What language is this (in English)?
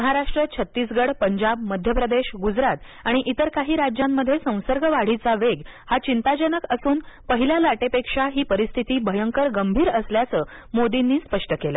Marathi